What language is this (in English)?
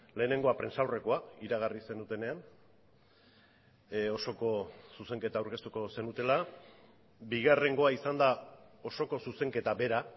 Basque